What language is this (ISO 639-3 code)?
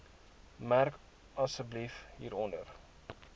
afr